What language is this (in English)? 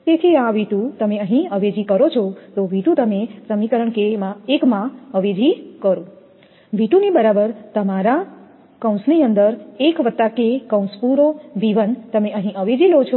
Gujarati